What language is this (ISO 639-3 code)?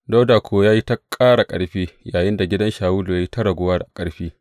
hau